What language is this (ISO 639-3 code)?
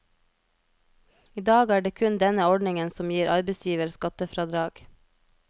nor